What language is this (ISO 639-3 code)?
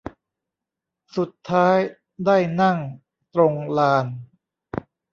tha